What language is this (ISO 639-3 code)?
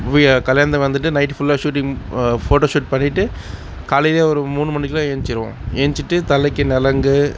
tam